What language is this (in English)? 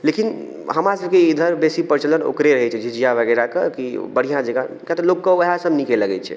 Maithili